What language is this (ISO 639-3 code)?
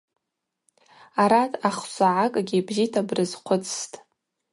abq